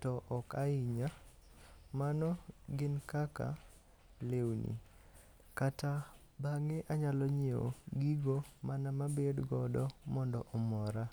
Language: Luo (Kenya and Tanzania)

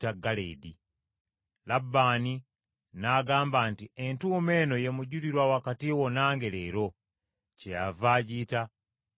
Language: Ganda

